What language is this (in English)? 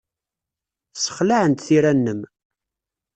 Kabyle